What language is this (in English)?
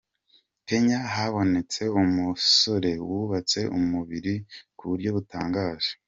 Kinyarwanda